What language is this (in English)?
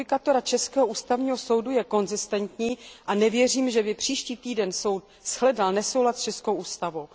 Czech